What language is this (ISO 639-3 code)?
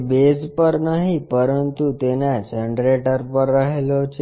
guj